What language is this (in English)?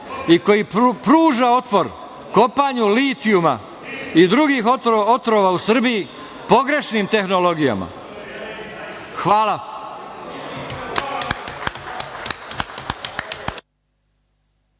Serbian